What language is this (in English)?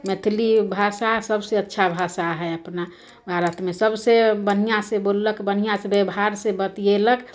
Maithili